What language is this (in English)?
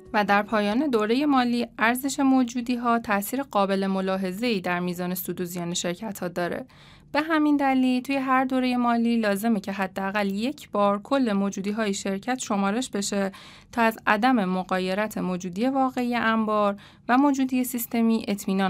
Persian